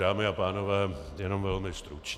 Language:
Czech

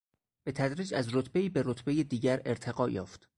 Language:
Persian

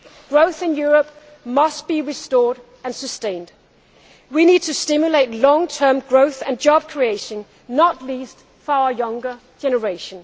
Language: English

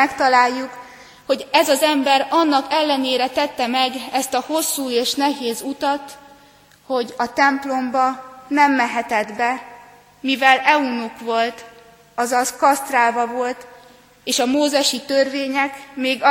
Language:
Hungarian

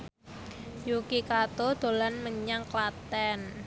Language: Javanese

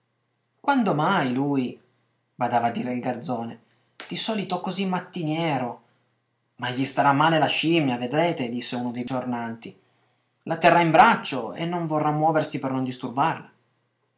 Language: Italian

